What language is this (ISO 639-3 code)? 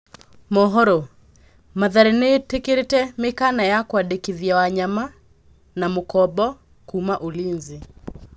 kik